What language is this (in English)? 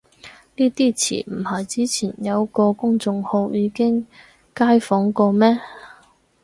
Cantonese